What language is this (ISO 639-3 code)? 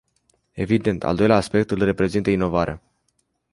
ron